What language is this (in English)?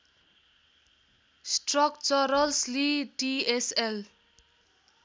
Nepali